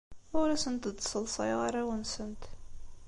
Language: Kabyle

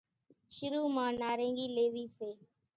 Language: Kachi Koli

